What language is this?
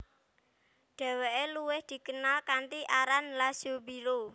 Javanese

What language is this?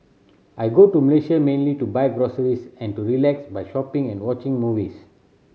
English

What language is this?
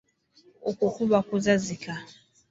Ganda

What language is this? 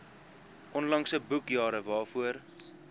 Afrikaans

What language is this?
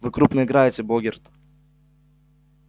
Russian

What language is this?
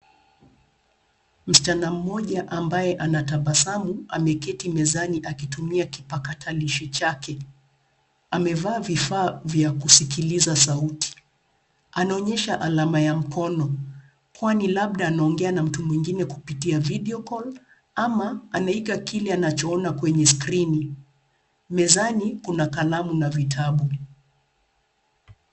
Swahili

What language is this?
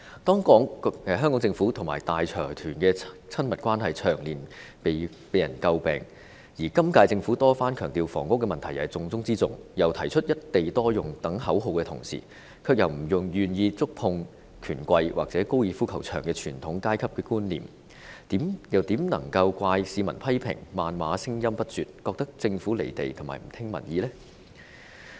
Cantonese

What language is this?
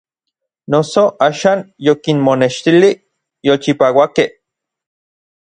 Orizaba Nahuatl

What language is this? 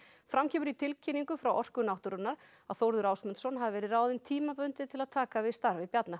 Icelandic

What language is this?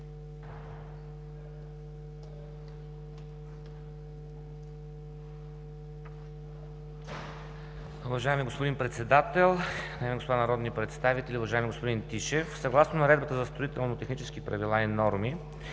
Bulgarian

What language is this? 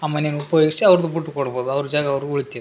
Kannada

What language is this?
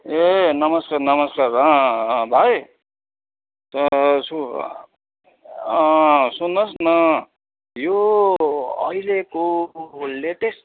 Nepali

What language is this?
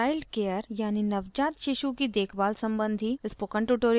Hindi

